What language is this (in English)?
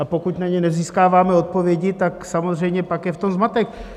Czech